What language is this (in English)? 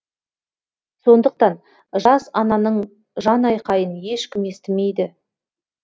Kazakh